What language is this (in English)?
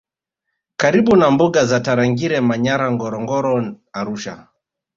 Swahili